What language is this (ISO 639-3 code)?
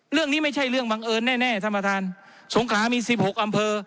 tha